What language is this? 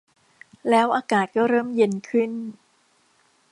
Thai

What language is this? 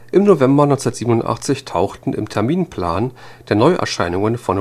German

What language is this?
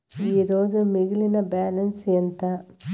Telugu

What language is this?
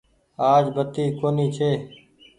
Goaria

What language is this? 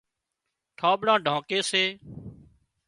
Wadiyara Koli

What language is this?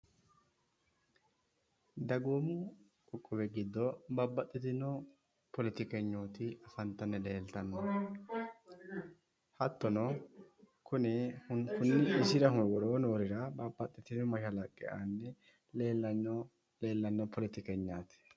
Sidamo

